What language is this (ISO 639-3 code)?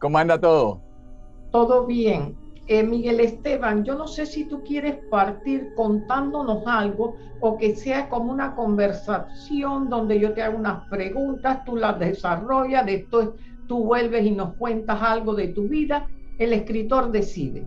spa